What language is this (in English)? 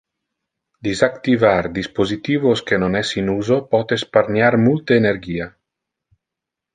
Interlingua